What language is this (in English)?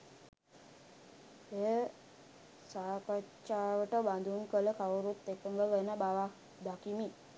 Sinhala